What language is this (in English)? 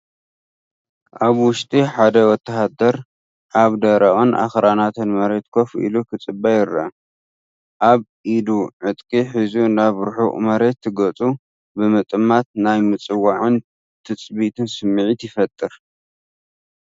Tigrinya